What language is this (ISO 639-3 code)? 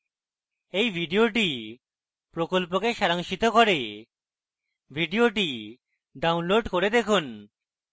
ben